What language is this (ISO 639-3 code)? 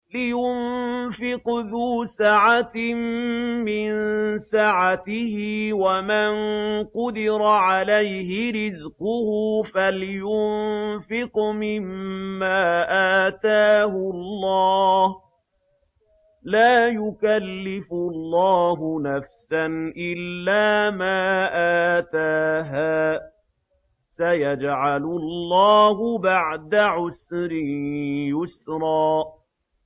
ara